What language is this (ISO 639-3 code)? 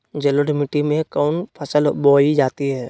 mag